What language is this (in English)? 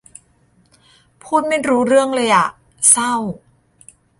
Thai